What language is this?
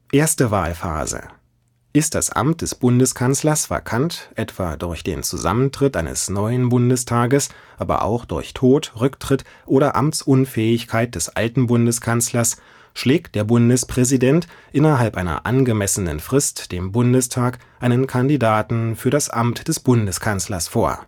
German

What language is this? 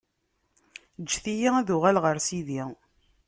Kabyle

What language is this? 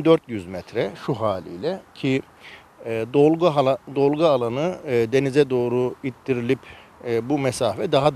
Turkish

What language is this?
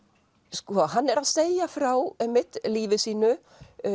Icelandic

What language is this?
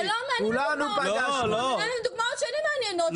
Hebrew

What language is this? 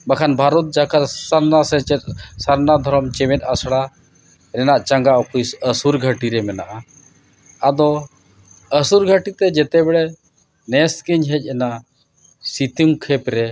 Santali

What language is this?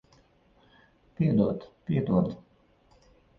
Latvian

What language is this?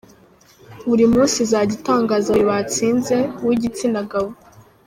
Kinyarwanda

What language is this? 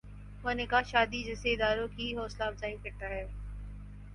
Urdu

